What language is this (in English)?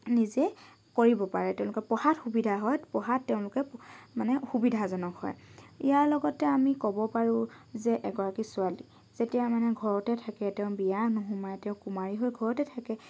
Assamese